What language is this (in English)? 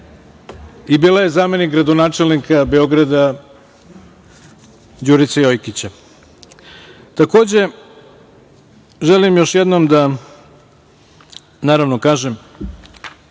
Serbian